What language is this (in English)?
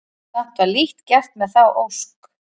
Icelandic